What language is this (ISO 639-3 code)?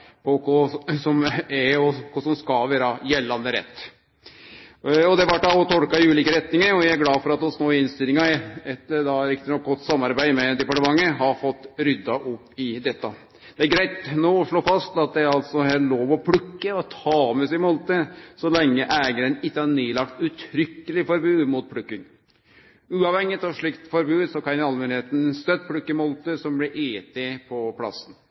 nno